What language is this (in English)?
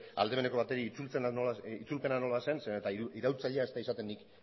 Basque